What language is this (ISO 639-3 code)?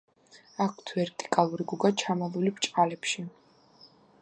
kat